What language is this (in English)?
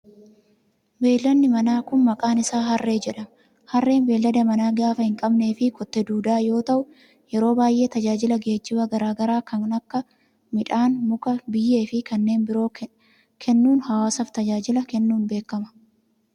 Oromo